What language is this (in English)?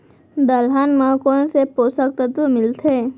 Chhattisgarhi